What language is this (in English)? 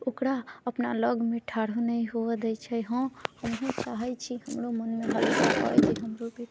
Maithili